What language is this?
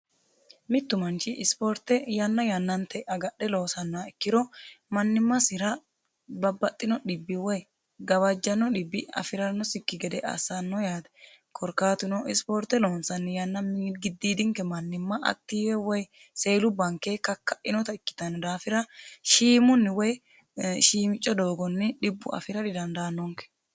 Sidamo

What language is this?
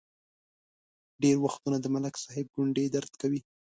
Pashto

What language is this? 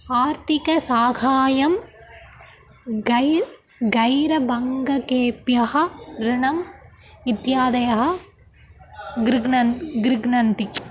Sanskrit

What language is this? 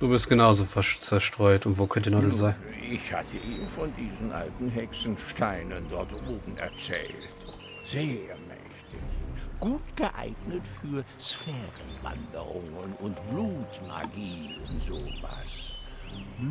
German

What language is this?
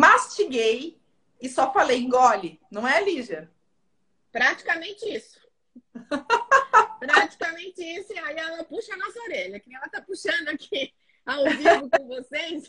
Portuguese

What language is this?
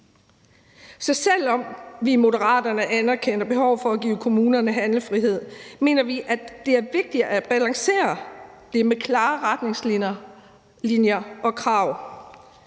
Danish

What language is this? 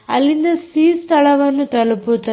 Kannada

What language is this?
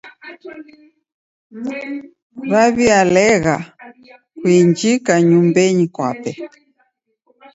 Taita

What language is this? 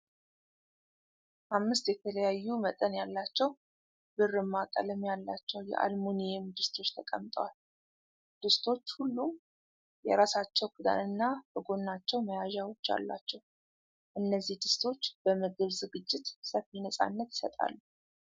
Amharic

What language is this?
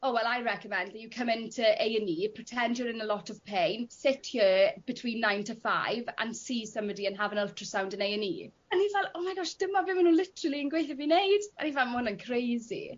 Welsh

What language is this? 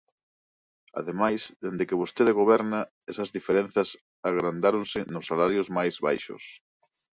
Galician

